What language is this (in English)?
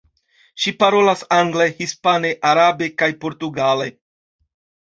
Esperanto